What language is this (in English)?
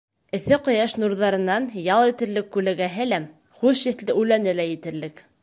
Bashkir